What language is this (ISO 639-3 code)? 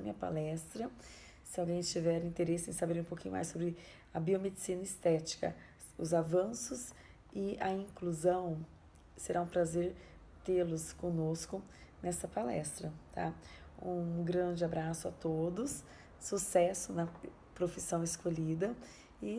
por